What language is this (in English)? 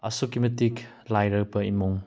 Manipuri